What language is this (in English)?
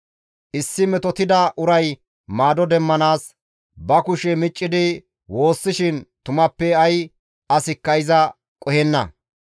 Gamo